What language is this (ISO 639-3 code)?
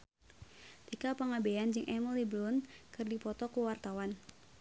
sun